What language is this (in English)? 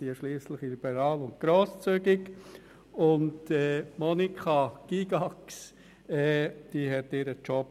Swiss German